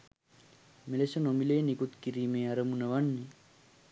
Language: Sinhala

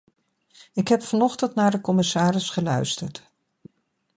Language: Dutch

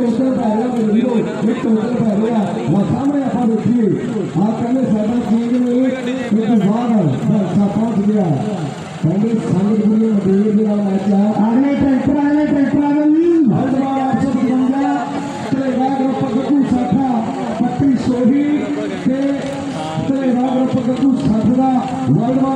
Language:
Arabic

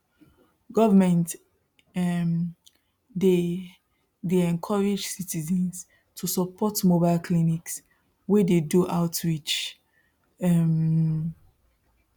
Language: Nigerian Pidgin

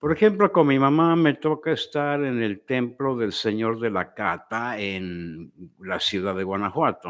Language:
Spanish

